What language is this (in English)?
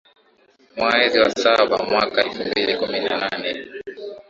Swahili